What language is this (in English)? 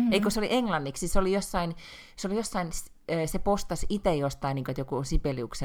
Finnish